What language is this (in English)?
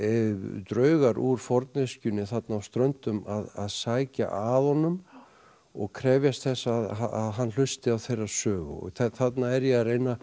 Icelandic